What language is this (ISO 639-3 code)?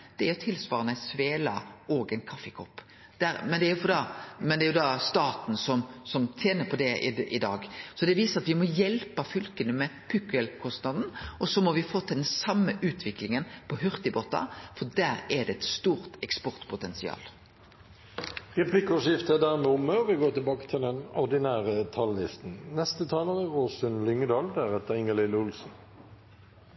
nor